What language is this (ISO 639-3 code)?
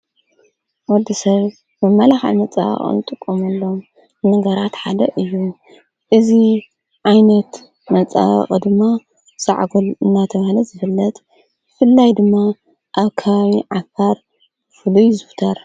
tir